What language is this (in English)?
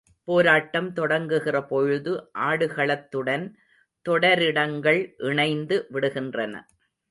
Tamil